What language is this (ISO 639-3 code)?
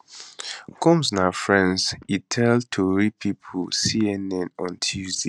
pcm